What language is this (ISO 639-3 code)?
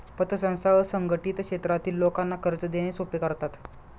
mar